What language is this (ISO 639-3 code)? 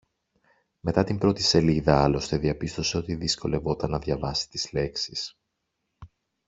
ell